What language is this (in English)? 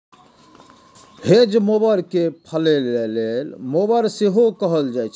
Maithili